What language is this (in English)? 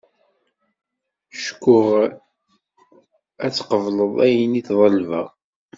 Kabyle